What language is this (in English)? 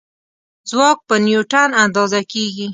Pashto